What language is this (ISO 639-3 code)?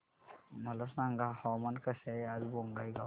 mar